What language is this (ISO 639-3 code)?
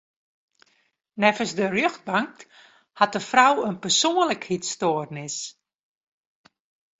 fry